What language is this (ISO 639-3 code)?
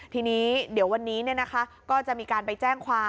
tha